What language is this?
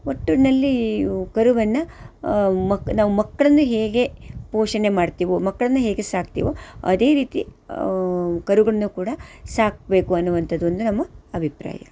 Kannada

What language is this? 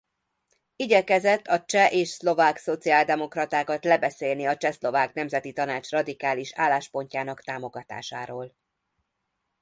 Hungarian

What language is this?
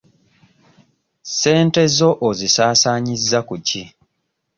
Ganda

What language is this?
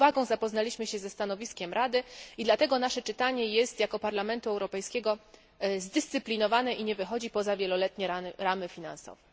Polish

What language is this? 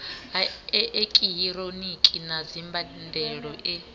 Venda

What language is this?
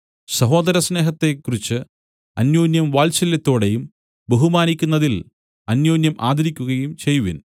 Malayalam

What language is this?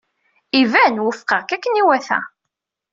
Kabyle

